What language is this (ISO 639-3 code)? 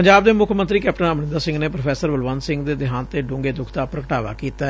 pan